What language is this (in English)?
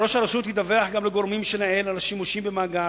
Hebrew